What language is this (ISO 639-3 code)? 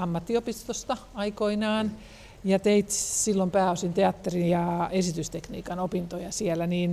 fin